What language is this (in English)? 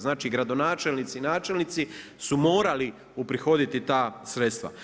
Croatian